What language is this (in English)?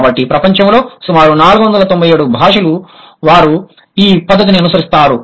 Telugu